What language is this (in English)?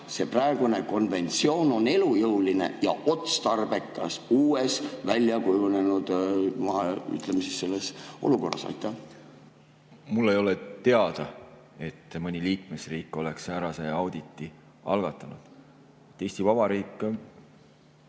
Estonian